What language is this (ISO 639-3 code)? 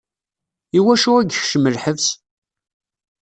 kab